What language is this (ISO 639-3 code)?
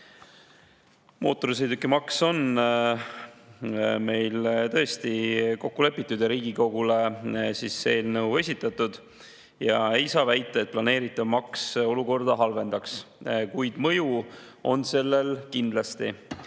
est